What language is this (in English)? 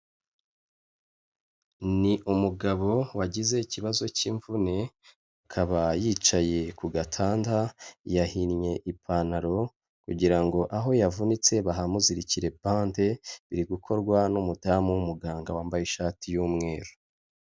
Kinyarwanda